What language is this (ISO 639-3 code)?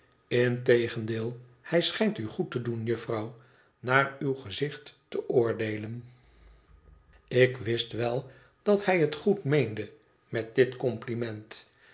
nld